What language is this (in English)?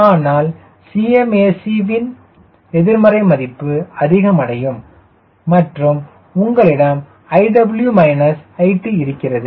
Tamil